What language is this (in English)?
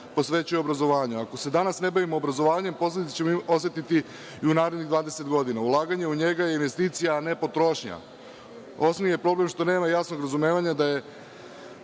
Serbian